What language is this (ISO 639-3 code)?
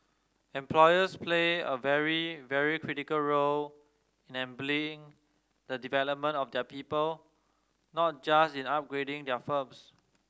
eng